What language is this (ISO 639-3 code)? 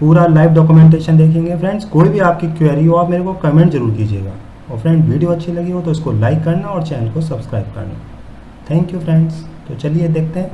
hin